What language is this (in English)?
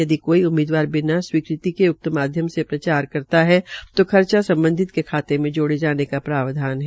Hindi